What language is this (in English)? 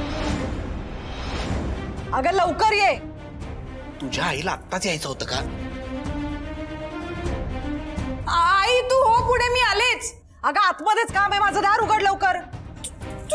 Marathi